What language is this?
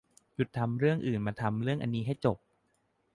Thai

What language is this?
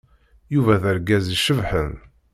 Kabyle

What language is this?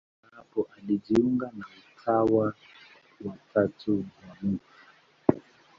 Swahili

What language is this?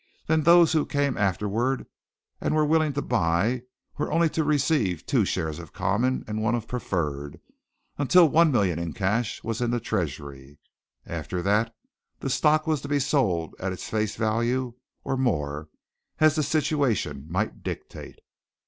English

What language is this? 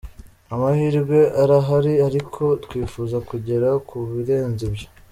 Kinyarwanda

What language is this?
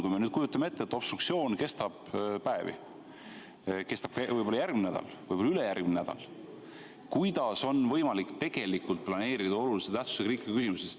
Estonian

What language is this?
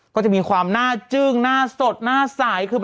Thai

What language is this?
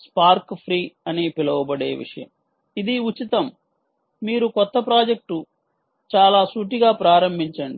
Telugu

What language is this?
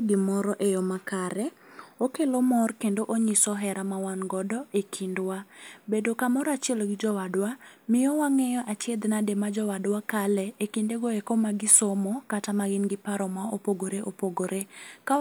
Luo (Kenya and Tanzania)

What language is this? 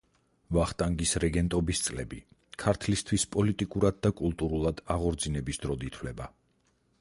Georgian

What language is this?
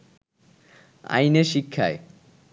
Bangla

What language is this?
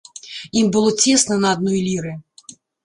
Belarusian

